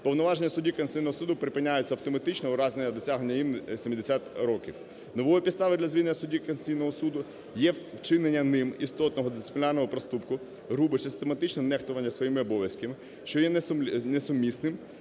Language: Ukrainian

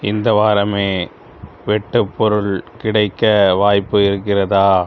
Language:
Tamil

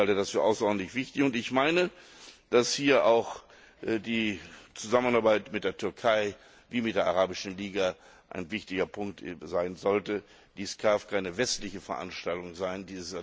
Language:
German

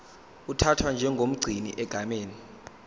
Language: Zulu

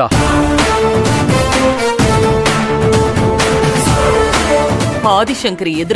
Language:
Tamil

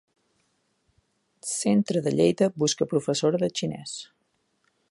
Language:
Catalan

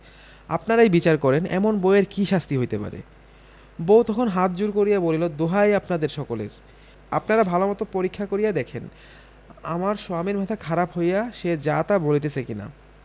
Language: Bangla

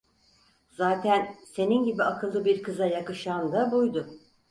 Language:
Turkish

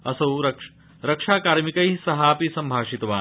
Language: Sanskrit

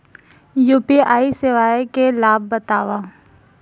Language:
Chhattisgarhi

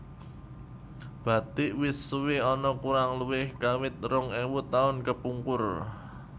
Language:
Javanese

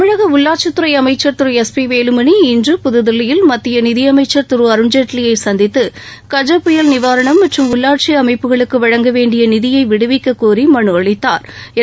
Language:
Tamil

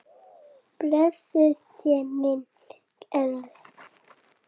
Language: Icelandic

